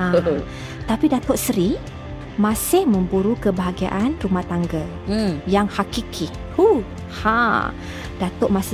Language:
Malay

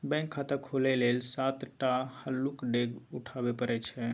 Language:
Maithili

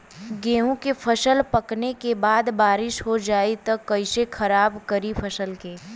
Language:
Bhojpuri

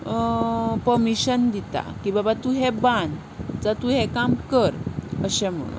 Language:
Konkani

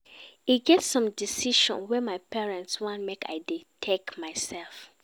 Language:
Nigerian Pidgin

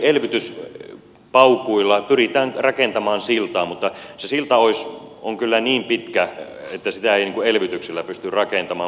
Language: Finnish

